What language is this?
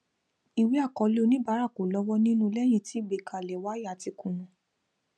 Yoruba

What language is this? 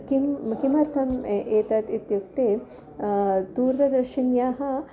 Sanskrit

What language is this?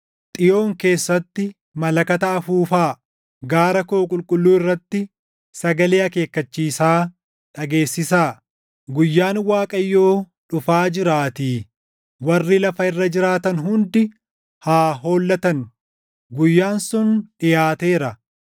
Oromo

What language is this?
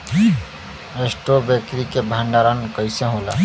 Bhojpuri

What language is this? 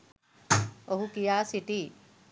Sinhala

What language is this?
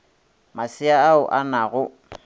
Northern Sotho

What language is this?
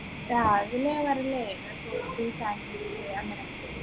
Malayalam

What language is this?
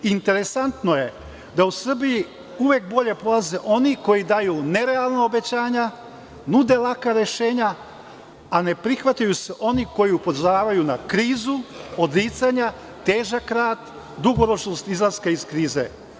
Serbian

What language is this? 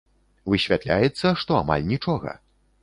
Belarusian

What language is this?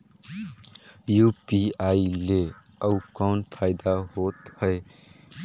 Chhattisgarhi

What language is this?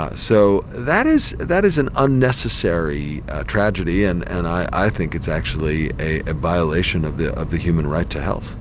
English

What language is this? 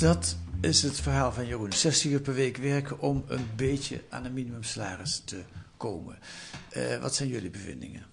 Dutch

